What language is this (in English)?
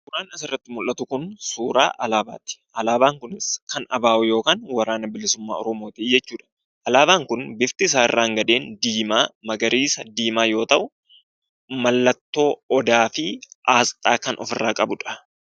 Oromo